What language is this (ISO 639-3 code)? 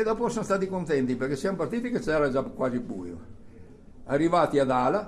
ita